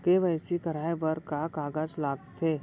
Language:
Chhattisgarhi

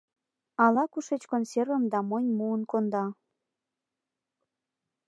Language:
Mari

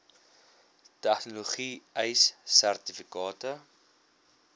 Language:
Afrikaans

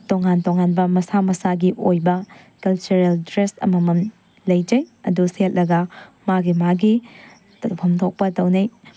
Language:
Manipuri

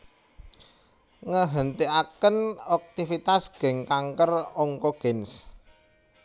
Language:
Javanese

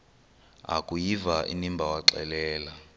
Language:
Xhosa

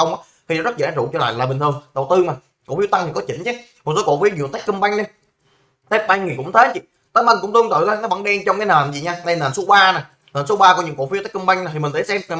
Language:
Vietnamese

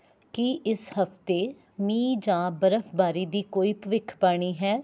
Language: Punjabi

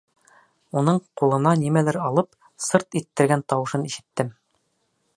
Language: Bashkir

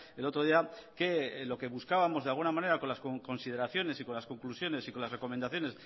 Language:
Spanish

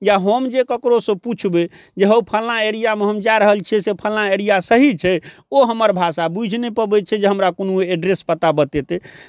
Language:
Maithili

